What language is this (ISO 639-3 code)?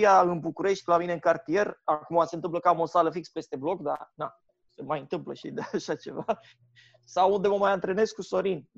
ron